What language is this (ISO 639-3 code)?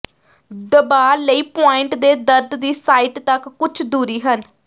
pan